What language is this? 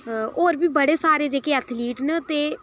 Dogri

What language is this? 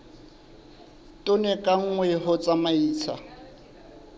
Southern Sotho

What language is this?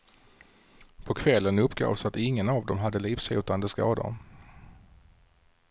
Swedish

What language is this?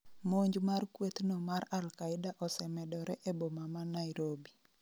Luo (Kenya and Tanzania)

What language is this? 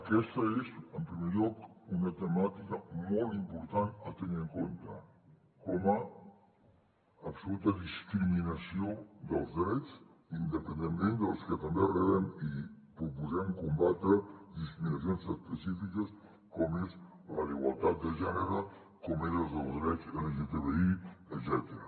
Catalan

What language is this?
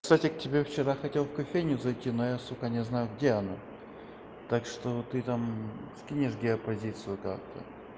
Russian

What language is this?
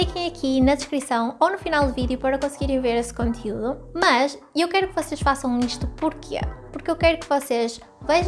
Portuguese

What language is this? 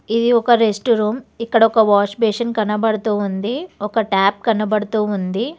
Telugu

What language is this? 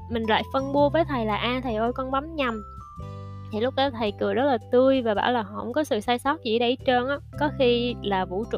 Vietnamese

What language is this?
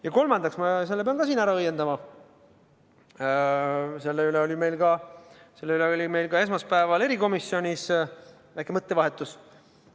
Estonian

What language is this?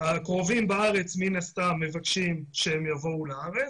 Hebrew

